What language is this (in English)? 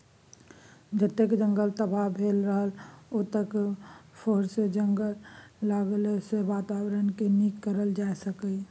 Maithili